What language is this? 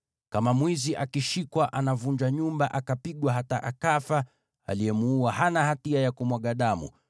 Swahili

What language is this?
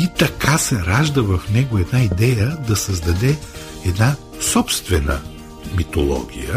Bulgarian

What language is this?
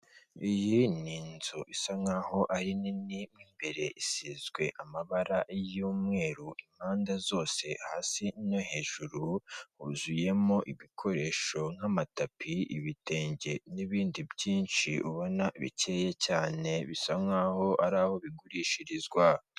Kinyarwanda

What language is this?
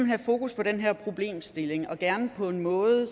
Danish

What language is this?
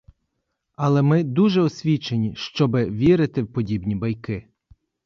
Ukrainian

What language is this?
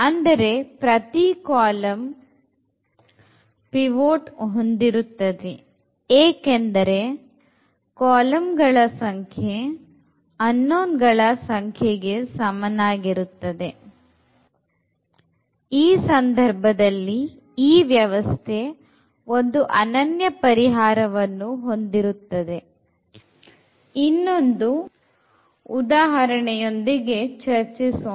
Kannada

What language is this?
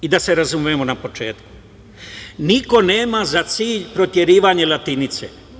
Serbian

